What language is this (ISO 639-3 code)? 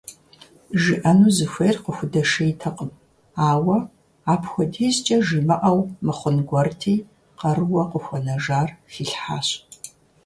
kbd